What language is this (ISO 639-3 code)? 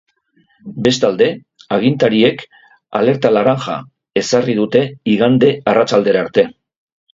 eus